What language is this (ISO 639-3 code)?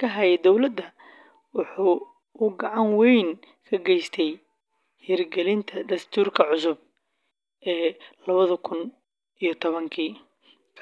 som